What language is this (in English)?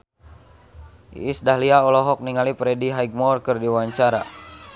Sundanese